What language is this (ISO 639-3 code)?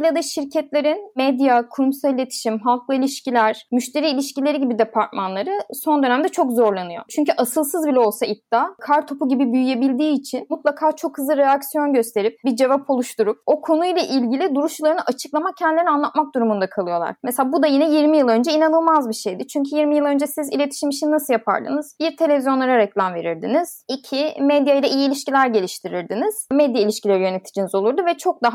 tur